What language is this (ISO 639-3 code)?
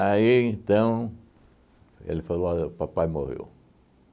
por